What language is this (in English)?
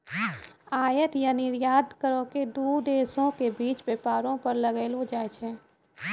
Maithili